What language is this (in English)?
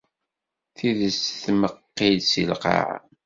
Kabyle